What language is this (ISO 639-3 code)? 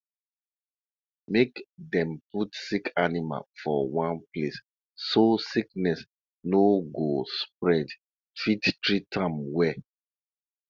pcm